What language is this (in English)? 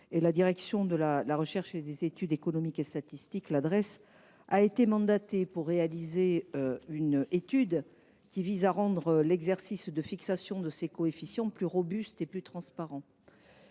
French